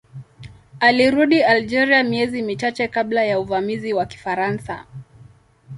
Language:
Swahili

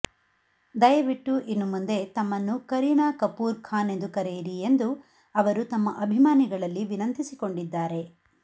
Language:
Kannada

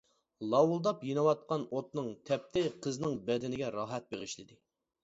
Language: Uyghur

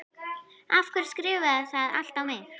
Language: Icelandic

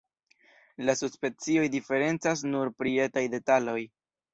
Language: Esperanto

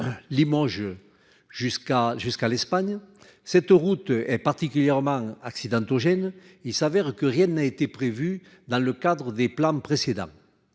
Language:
French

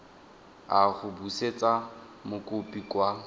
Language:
Tswana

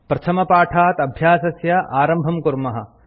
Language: Sanskrit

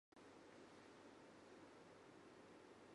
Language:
Japanese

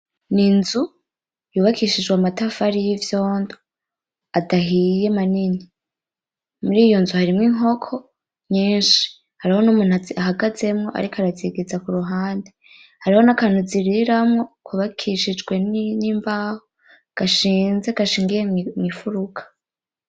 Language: Rundi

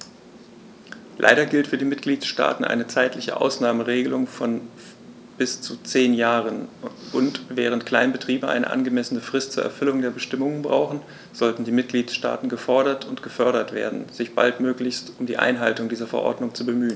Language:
German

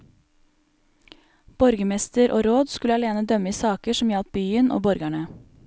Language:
Norwegian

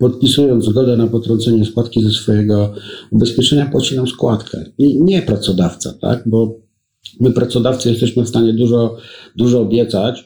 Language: Polish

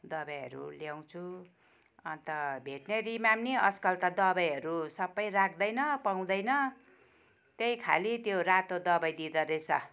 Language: Nepali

